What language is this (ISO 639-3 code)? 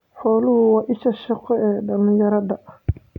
som